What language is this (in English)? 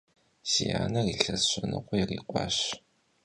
Kabardian